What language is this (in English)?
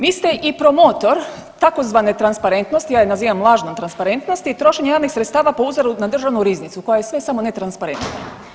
Croatian